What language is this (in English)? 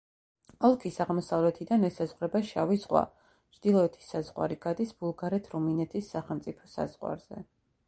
Georgian